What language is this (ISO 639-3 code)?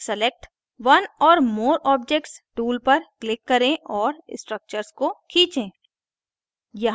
hin